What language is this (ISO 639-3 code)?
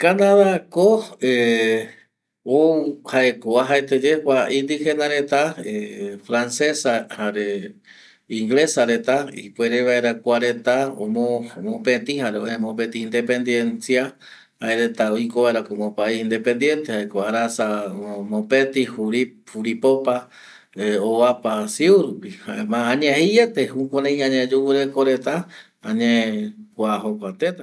gui